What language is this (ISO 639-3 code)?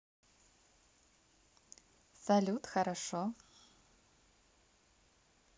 rus